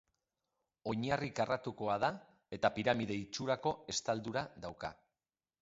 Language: Basque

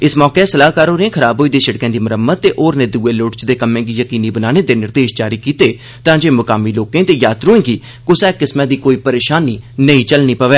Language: Dogri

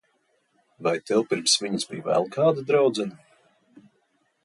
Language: Latvian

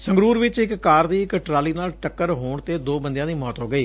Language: Punjabi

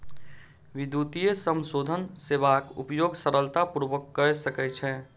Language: Maithili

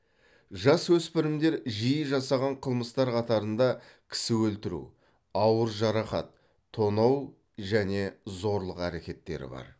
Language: Kazakh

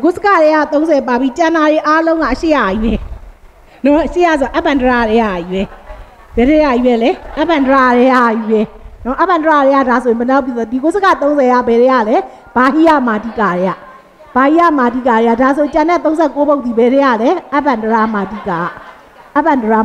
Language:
Thai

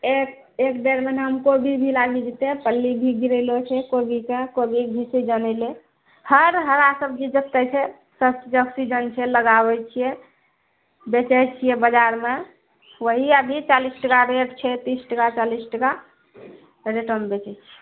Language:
Maithili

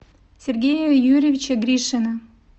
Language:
Russian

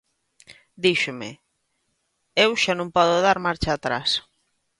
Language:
Galician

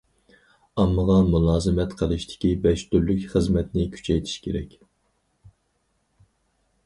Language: Uyghur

